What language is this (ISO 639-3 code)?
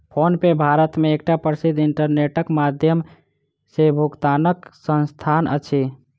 mai